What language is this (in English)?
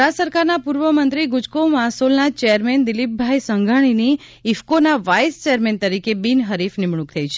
Gujarati